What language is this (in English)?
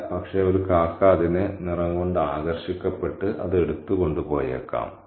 Malayalam